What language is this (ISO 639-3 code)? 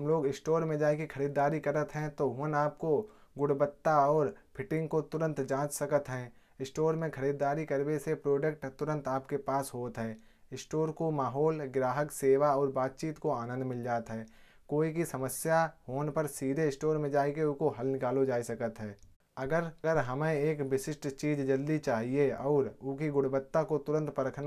bjj